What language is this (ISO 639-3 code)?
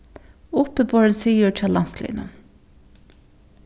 fao